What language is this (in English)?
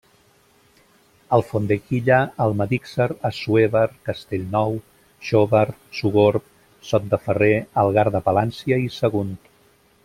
Catalan